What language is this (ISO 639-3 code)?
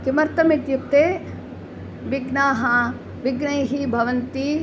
san